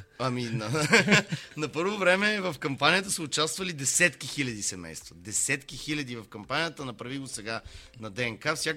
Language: Bulgarian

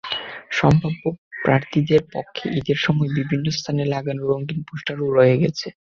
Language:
Bangla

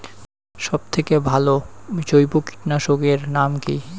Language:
Bangla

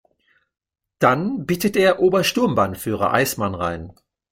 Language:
German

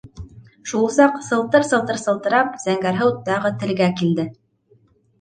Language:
Bashkir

